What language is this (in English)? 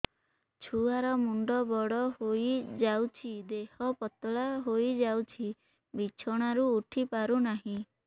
Odia